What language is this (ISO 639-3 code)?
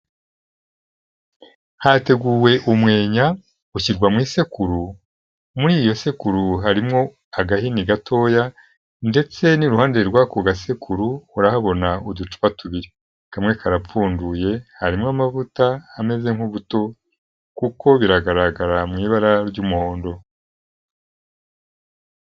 kin